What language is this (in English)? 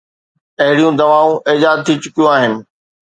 Sindhi